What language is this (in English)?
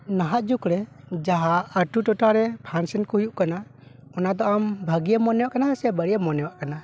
Santali